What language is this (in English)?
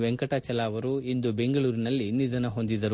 Kannada